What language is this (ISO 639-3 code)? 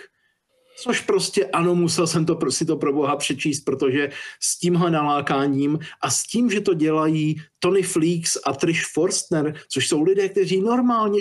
ces